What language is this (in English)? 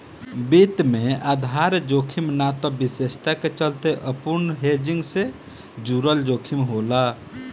Bhojpuri